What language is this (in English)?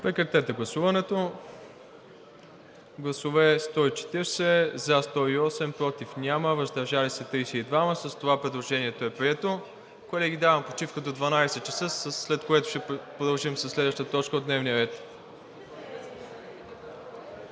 Bulgarian